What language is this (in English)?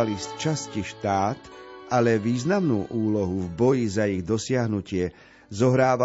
Slovak